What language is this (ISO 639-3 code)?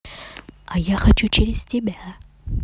rus